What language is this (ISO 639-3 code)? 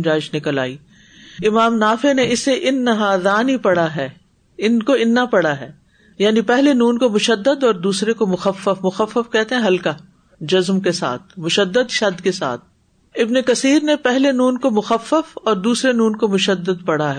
urd